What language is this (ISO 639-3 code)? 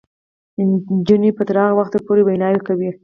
pus